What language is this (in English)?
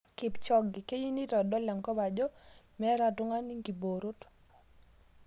Masai